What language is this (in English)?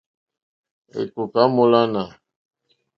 Mokpwe